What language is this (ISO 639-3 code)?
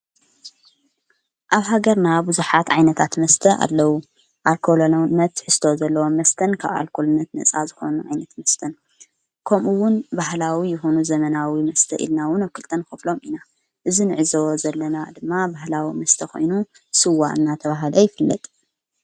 tir